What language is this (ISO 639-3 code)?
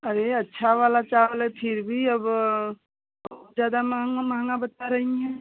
hin